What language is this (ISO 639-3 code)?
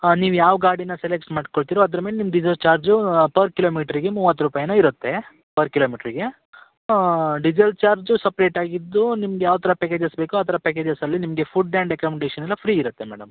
kan